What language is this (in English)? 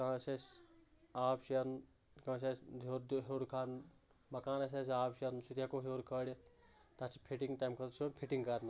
Kashmiri